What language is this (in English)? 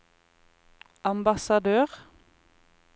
Norwegian